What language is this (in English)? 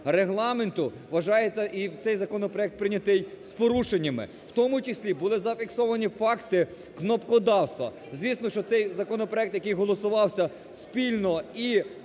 Ukrainian